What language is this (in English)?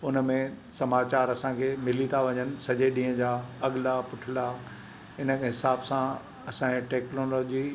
Sindhi